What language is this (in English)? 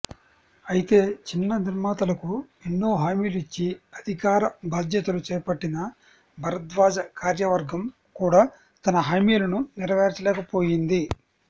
Telugu